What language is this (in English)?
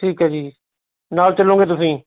Punjabi